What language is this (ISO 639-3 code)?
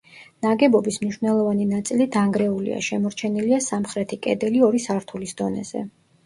kat